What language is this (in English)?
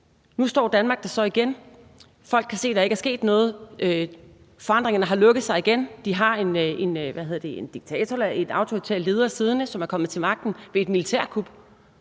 Danish